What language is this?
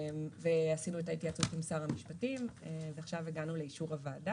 Hebrew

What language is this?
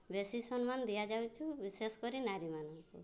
Odia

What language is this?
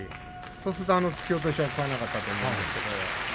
Japanese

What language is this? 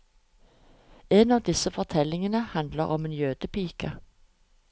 Norwegian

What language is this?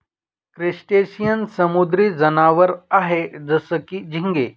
Marathi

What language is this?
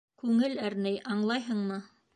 Bashkir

